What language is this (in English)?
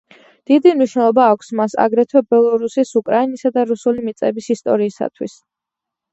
Georgian